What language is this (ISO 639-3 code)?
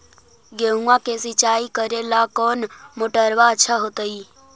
mag